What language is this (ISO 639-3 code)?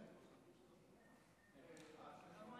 heb